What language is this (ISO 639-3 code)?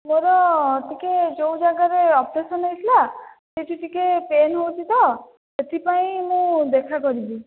ori